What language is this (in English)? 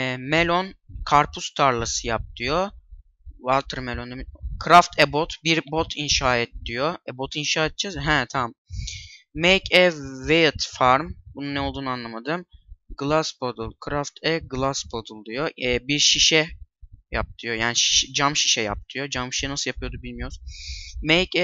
Turkish